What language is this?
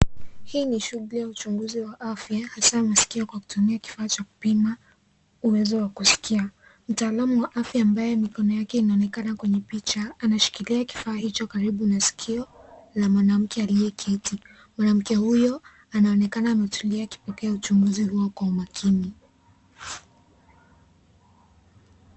Swahili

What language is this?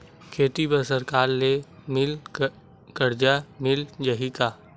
Chhattisgarhi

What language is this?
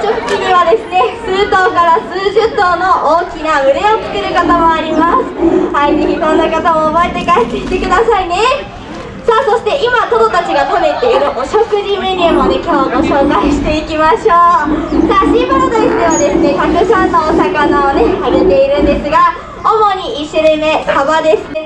Japanese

